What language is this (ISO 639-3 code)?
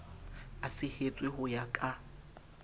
sot